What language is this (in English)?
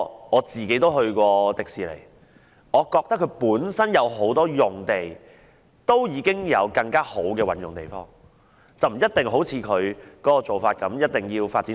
Cantonese